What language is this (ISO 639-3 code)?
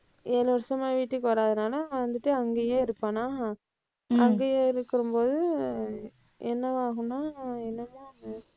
tam